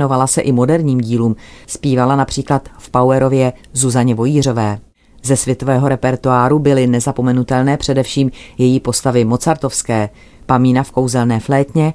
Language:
Czech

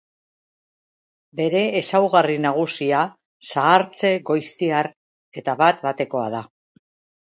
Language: Basque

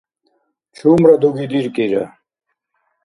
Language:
Dargwa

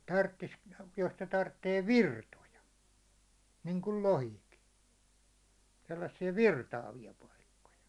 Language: Finnish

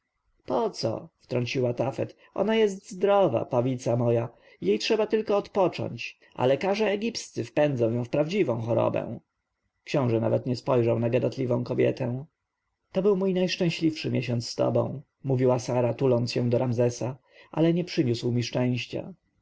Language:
Polish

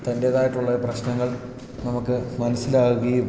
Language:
Malayalam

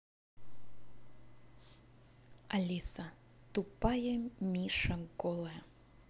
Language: Russian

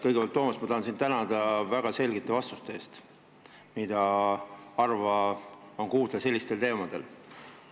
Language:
Estonian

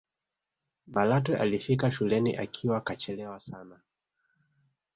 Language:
Swahili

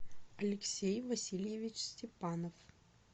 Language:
Russian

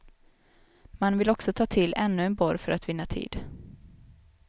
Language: Swedish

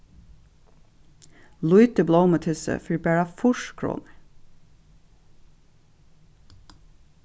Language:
Faroese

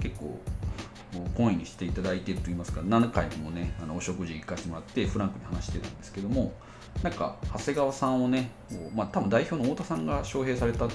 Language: Japanese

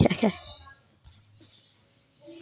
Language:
Dogri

